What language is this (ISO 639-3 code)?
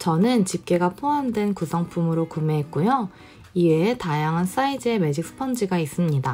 kor